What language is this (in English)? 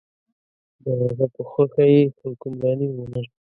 Pashto